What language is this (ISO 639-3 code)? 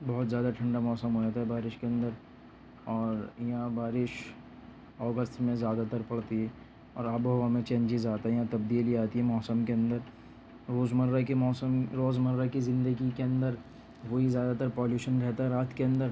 urd